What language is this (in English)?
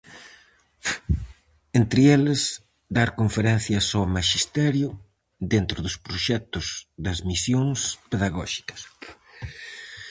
Galician